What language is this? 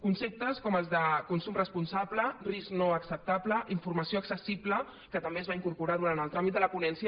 Catalan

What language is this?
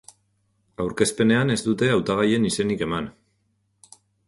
Basque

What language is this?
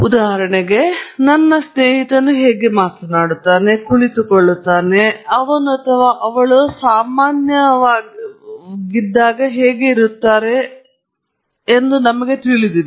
Kannada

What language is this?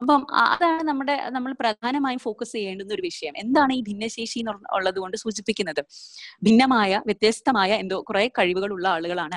Malayalam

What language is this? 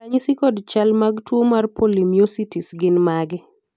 Luo (Kenya and Tanzania)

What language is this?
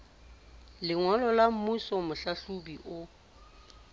Southern Sotho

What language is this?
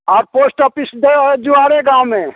Maithili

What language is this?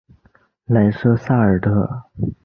Chinese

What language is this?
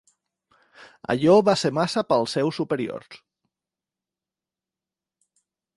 Catalan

